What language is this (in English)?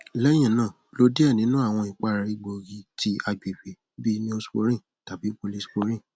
Yoruba